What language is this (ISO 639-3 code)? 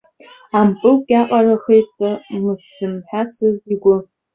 abk